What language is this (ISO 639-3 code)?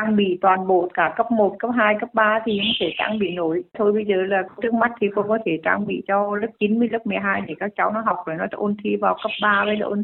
vie